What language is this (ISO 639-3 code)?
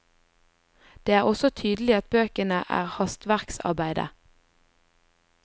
nor